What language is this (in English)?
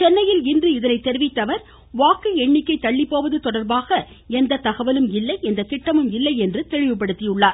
Tamil